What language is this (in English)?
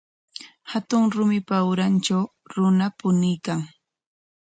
Corongo Ancash Quechua